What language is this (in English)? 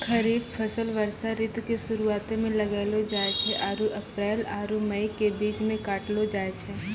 Maithili